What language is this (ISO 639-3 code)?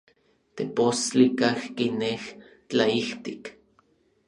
nlv